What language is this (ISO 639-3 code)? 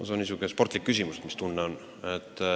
est